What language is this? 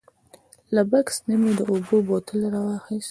Pashto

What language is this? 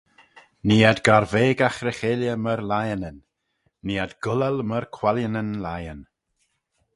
Manx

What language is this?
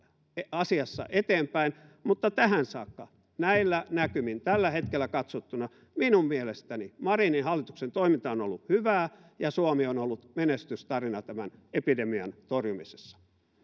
Finnish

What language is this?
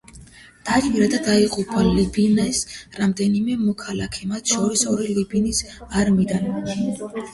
Georgian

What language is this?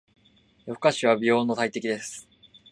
Japanese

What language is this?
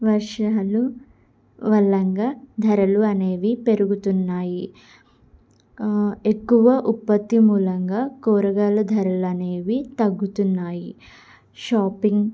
Telugu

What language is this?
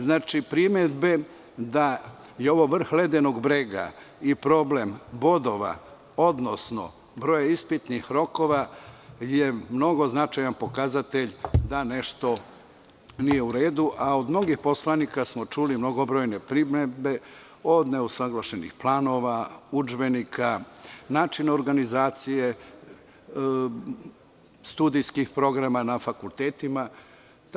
Serbian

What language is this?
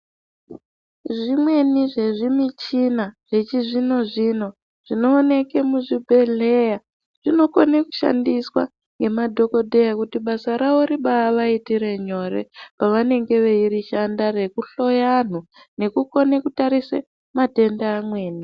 Ndau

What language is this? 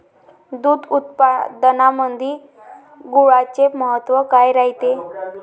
Marathi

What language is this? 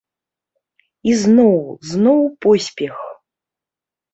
Belarusian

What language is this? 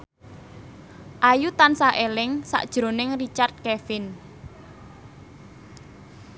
Javanese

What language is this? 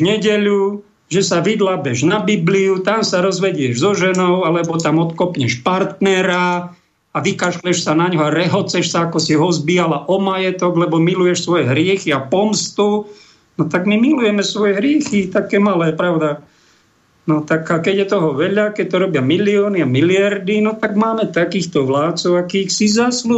Slovak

